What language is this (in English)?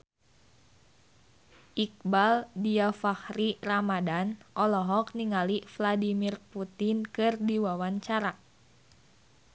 Sundanese